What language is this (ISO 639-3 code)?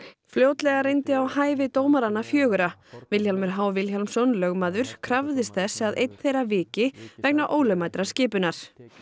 isl